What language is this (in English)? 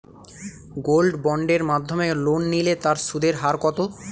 Bangla